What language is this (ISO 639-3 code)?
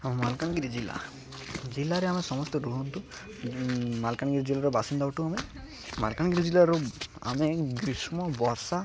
ori